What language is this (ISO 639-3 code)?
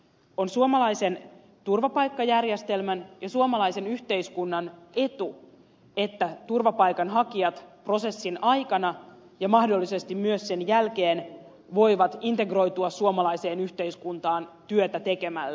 fin